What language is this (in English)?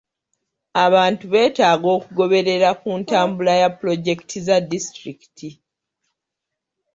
Ganda